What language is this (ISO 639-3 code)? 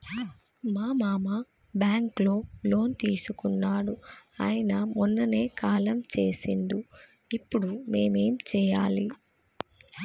tel